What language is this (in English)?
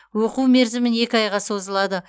Kazakh